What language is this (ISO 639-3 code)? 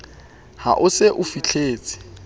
sot